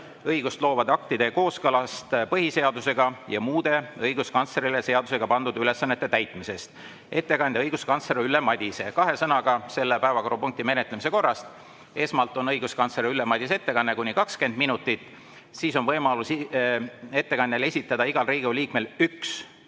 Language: Estonian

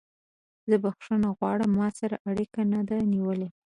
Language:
Pashto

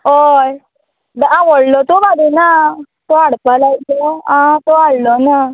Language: Konkani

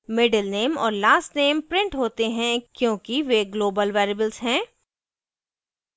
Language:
Hindi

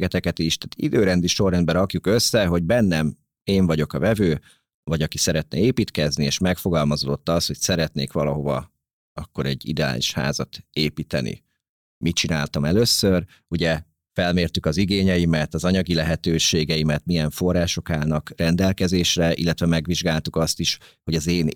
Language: Hungarian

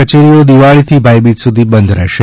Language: Gujarati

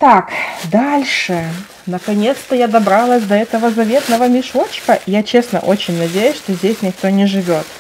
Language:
Russian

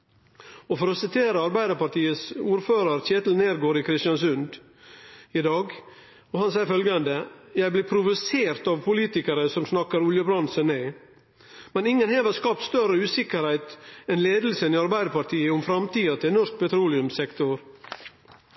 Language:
Norwegian Nynorsk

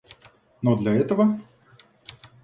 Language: Russian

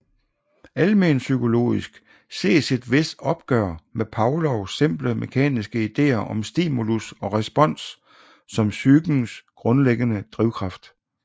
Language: Danish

